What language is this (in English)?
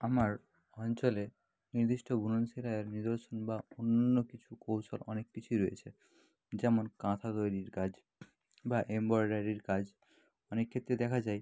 Bangla